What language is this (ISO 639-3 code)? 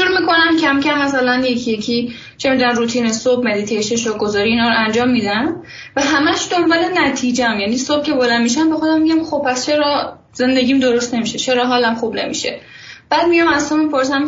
fas